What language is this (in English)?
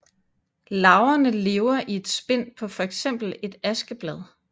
Danish